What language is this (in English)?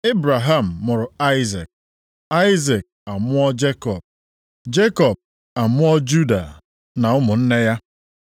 Igbo